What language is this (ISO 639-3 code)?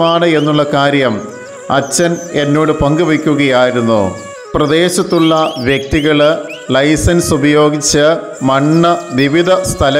mal